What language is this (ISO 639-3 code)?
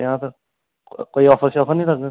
doi